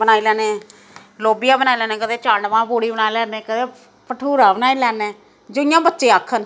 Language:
Dogri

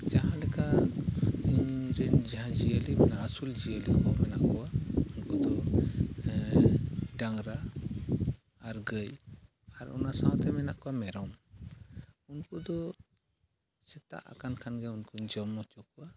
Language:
Santali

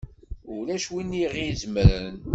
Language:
Kabyle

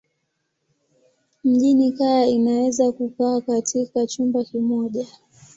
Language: Swahili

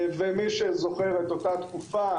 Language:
Hebrew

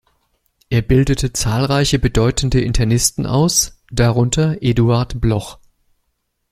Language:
German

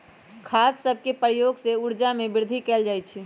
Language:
Magahi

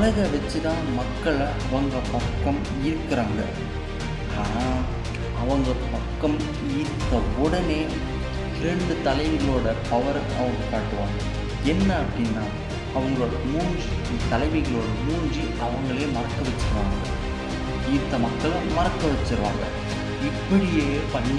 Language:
Tamil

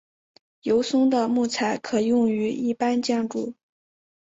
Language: Chinese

